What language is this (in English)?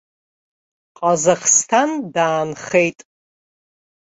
Abkhazian